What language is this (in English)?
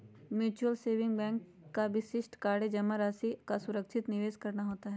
Magahi